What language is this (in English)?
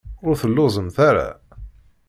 Kabyle